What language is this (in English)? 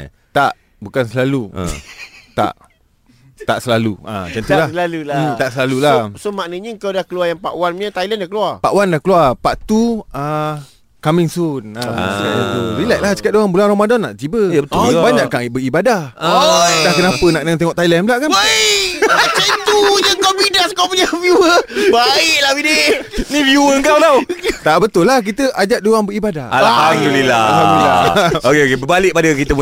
Malay